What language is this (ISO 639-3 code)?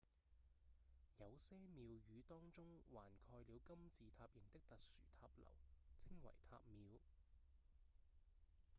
yue